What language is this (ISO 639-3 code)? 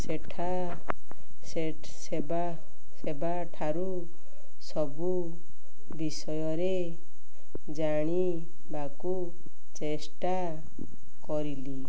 ori